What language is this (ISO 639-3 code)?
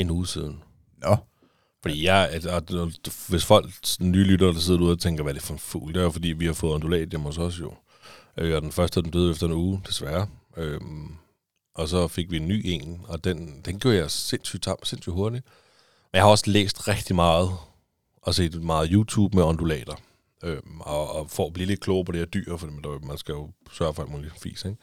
dan